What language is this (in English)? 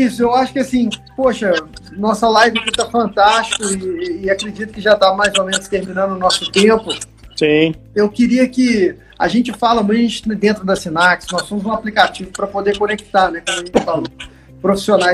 Portuguese